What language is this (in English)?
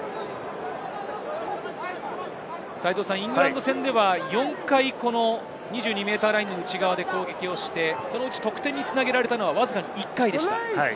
Japanese